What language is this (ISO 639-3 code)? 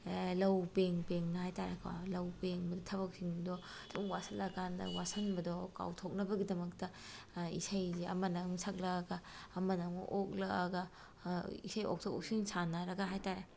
mni